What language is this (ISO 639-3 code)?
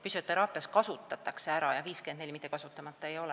est